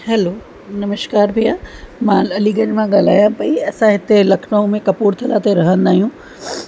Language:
Sindhi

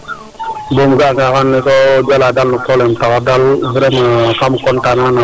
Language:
Serer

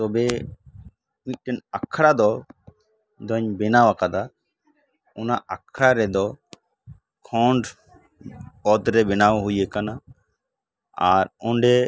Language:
Santali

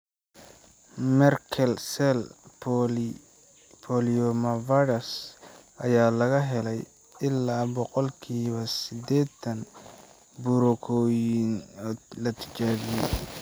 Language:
Somali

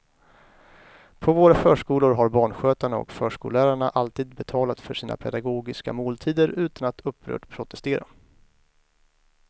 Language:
Swedish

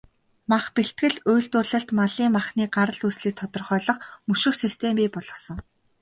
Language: Mongolian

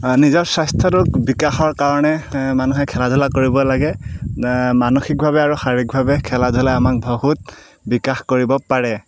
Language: Assamese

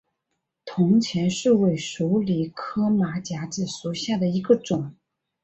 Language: Chinese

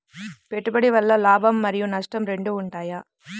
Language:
Telugu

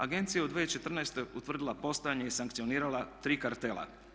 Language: Croatian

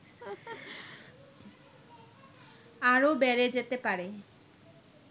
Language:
Bangla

